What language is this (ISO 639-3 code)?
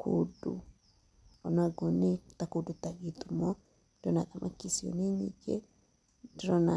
kik